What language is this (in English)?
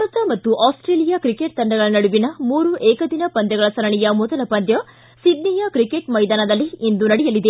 Kannada